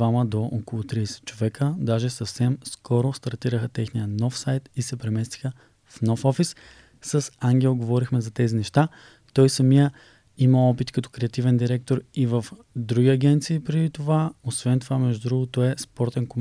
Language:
Bulgarian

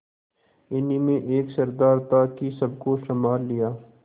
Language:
Hindi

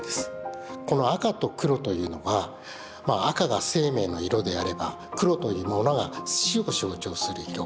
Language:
Japanese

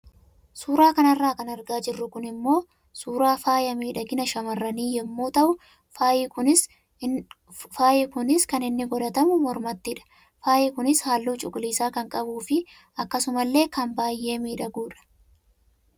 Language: Oromo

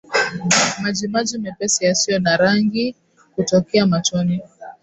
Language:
Swahili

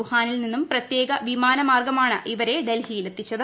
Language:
Malayalam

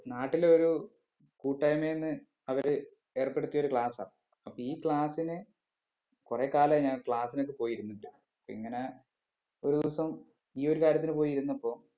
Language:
Malayalam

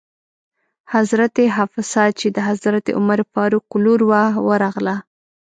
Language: Pashto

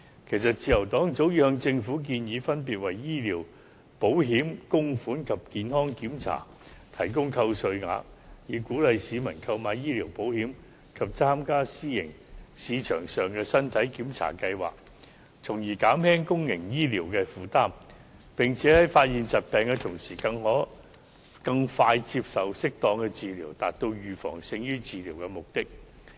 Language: Cantonese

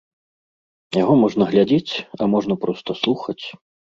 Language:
Belarusian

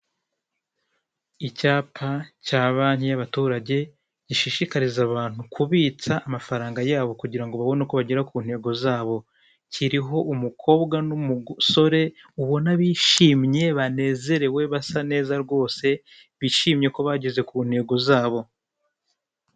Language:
Kinyarwanda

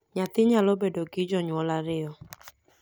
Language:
Luo (Kenya and Tanzania)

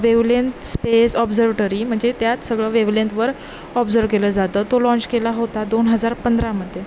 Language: Marathi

